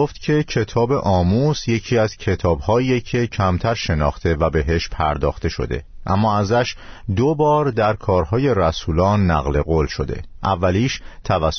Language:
Persian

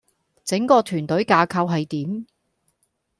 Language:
Cantonese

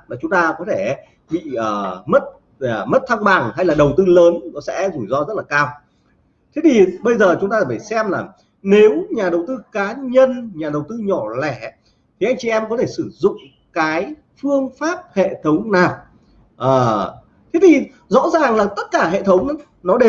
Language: Vietnamese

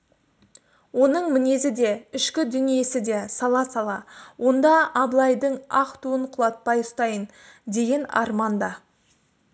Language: Kazakh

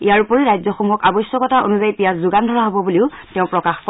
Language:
Assamese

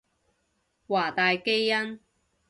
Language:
Cantonese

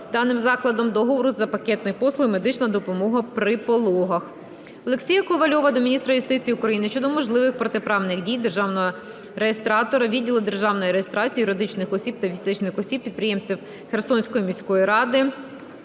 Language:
Ukrainian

